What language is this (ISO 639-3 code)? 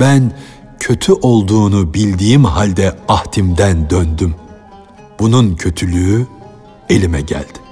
tur